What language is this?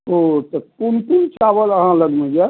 Maithili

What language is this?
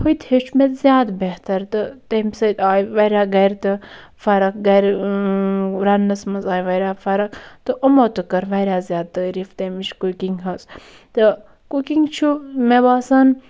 Kashmiri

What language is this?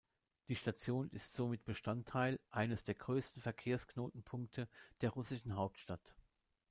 German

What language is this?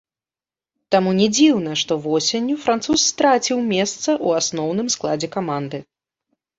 Belarusian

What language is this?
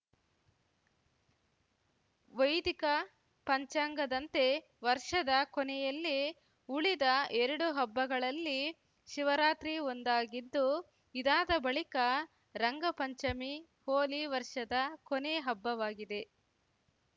Kannada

